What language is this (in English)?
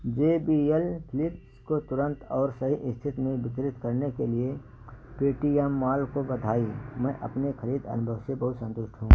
Hindi